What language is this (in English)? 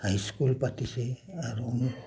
Assamese